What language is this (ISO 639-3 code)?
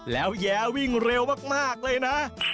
tha